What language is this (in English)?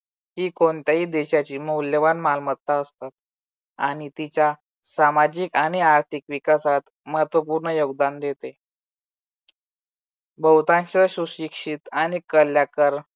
Marathi